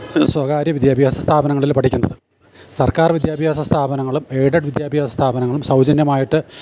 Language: Malayalam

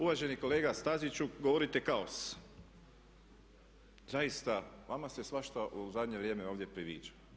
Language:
Croatian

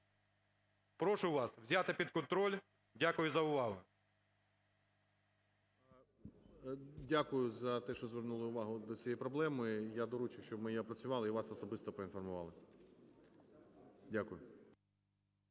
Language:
Ukrainian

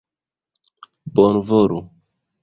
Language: Esperanto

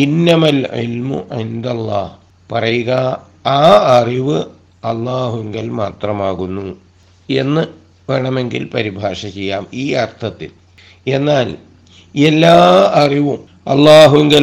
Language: Malayalam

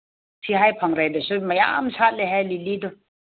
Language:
Manipuri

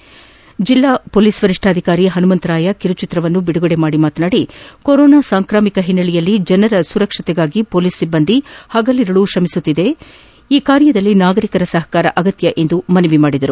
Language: Kannada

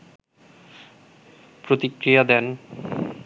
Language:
Bangla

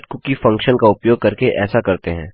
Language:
Hindi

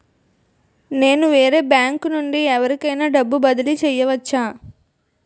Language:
Telugu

